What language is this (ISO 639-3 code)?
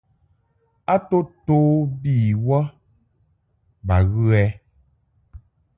mhk